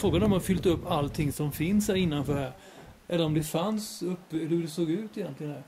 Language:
Swedish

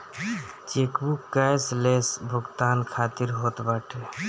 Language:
Bhojpuri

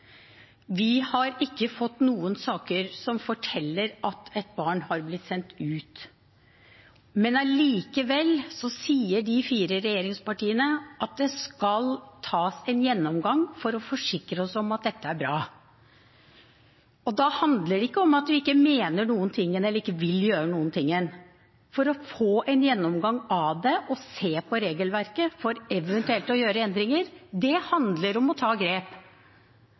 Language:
Norwegian Bokmål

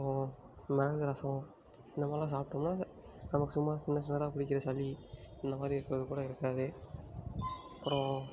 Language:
Tamil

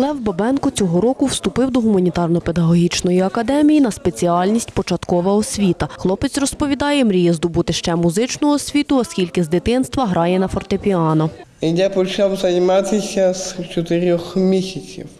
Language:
Ukrainian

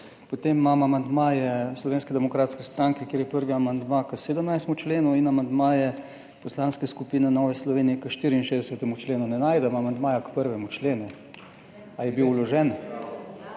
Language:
Slovenian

